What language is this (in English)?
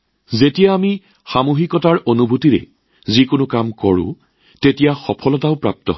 Assamese